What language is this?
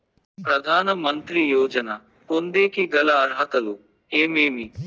Telugu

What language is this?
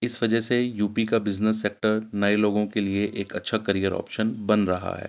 Urdu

